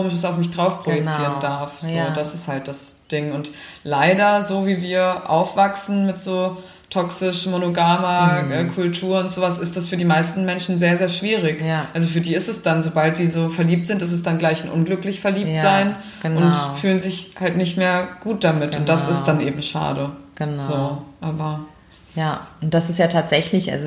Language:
German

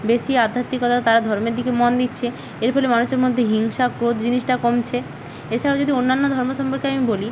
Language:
Bangla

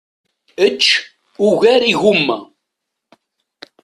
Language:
Kabyle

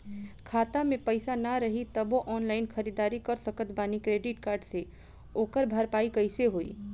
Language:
Bhojpuri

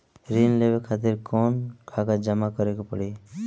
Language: Bhojpuri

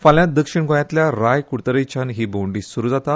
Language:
Konkani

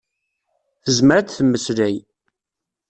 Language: Kabyle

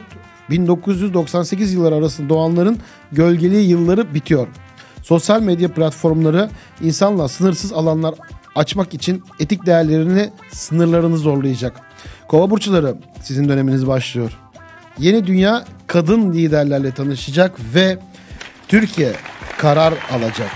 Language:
Turkish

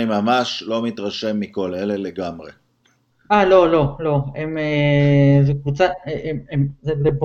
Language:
Hebrew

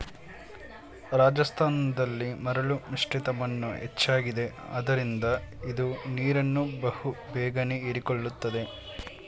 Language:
Kannada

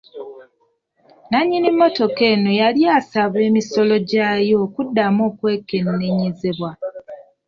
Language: Ganda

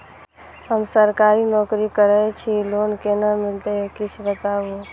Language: Maithili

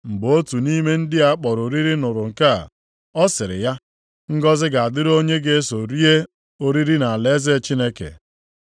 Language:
Igbo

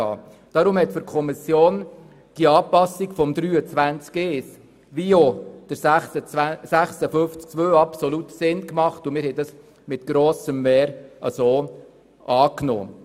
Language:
Swiss German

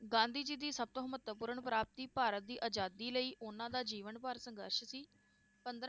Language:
Punjabi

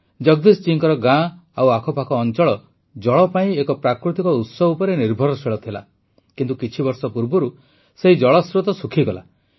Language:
Odia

